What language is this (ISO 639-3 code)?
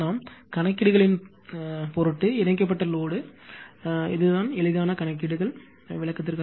tam